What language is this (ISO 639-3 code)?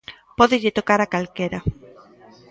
glg